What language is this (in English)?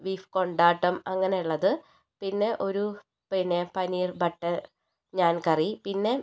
Malayalam